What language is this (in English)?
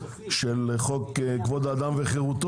Hebrew